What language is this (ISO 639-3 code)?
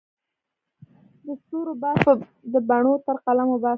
pus